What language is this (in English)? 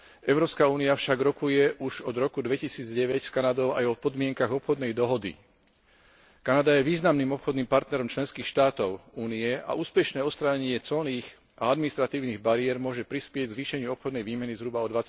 Slovak